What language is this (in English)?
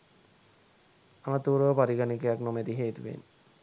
Sinhala